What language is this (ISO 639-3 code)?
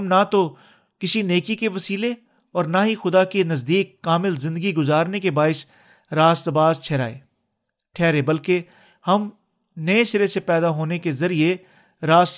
urd